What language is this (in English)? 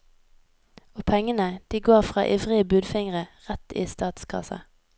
Norwegian